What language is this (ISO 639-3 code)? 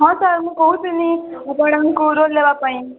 ori